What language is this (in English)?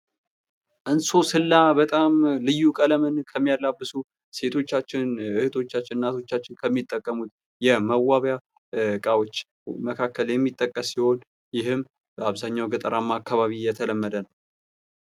Amharic